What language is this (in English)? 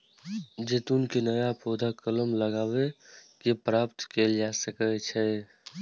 Maithili